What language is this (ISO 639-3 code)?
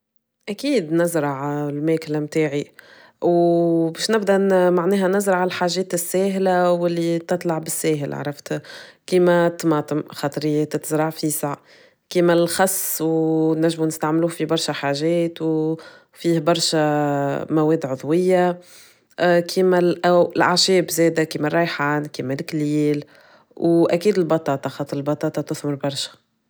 aeb